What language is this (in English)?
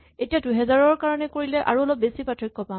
Assamese